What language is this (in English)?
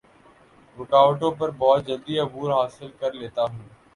Urdu